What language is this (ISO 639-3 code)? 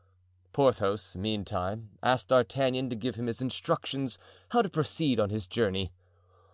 eng